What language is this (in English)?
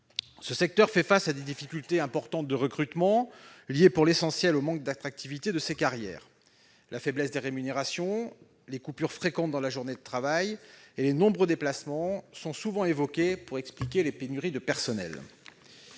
French